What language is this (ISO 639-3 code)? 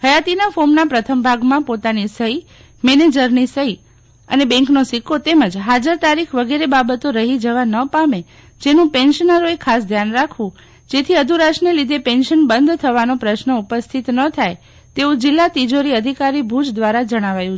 guj